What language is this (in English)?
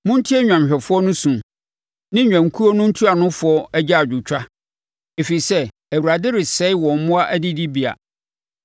Akan